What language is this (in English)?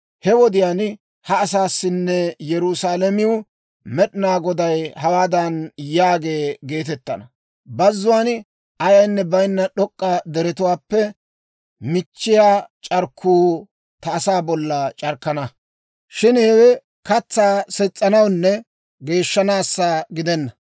Dawro